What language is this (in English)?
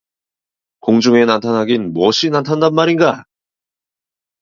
Korean